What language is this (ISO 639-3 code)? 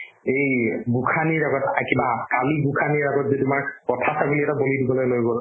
asm